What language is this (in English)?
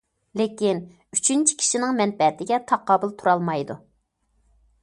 Uyghur